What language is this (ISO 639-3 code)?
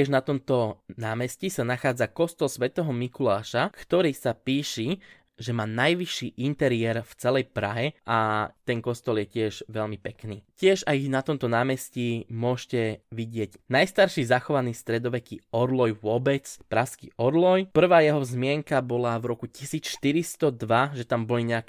slk